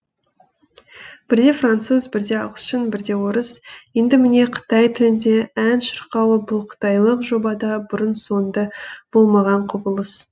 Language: Kazakh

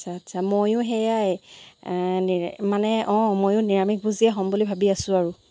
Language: Assamese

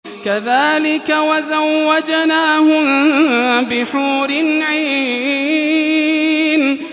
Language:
Arabic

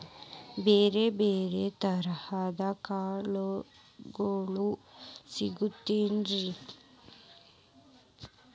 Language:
Kannada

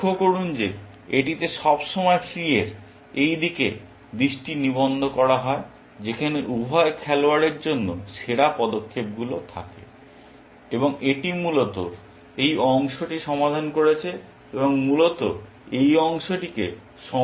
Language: Bangla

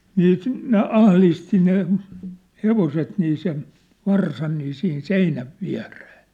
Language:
Finnish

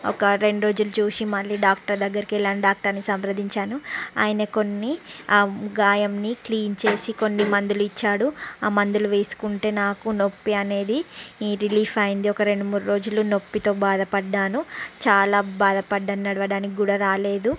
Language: Telugu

